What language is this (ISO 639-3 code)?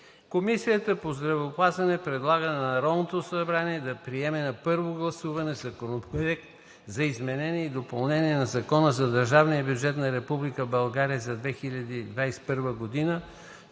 bul